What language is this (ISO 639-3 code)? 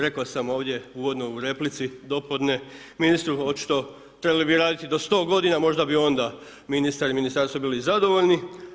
hrv